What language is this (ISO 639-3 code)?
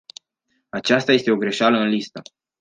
ron